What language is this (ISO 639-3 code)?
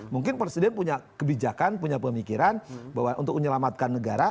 ind